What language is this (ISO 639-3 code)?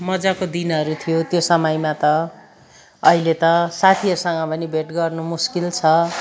nep